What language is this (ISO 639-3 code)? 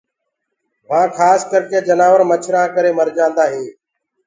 ggg